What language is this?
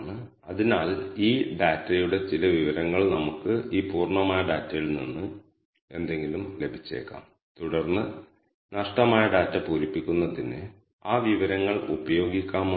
Malayalam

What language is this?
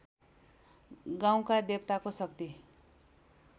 Nepali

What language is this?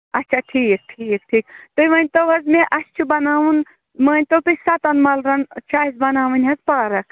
Kashmiri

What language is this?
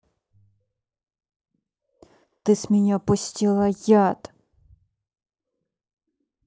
Russian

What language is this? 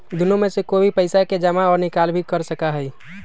Magahi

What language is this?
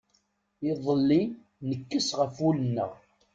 Kabyle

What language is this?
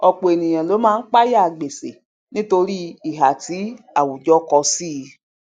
Yoruba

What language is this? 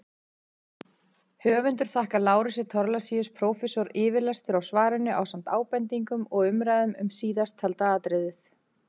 Icelandic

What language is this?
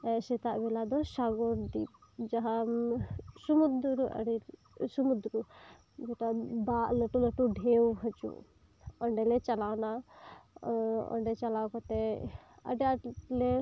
Santali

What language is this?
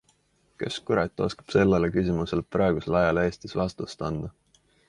Estonian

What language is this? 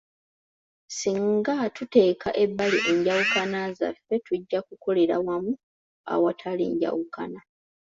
Ganda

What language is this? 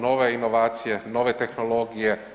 Croatian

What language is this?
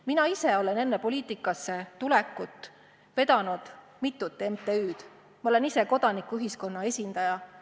Estonian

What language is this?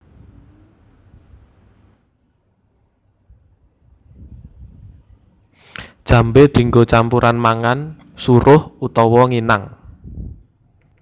Javanese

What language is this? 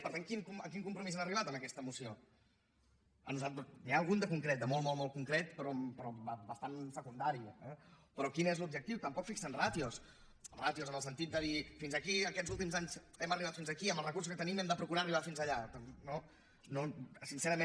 Catalan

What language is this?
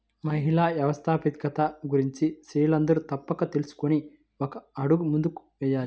Telugu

